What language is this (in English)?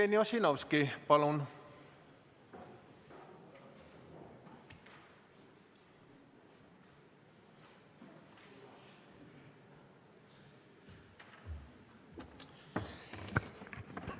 Estonian